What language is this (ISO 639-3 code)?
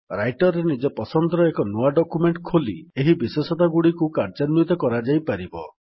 ori